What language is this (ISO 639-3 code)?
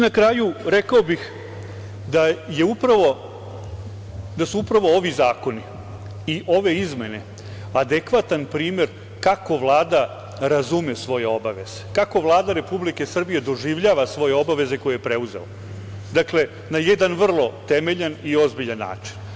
srp